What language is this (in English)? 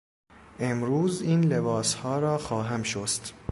Persian